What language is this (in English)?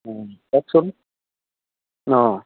Assamese